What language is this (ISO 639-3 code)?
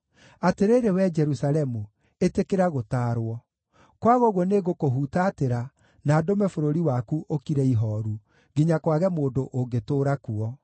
kik